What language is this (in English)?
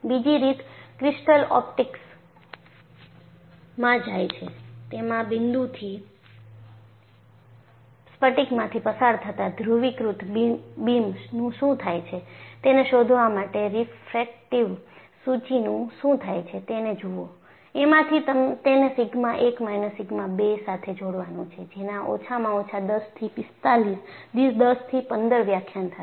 Gujarati